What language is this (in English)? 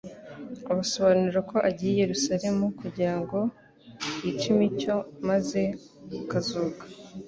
Kinyarwanda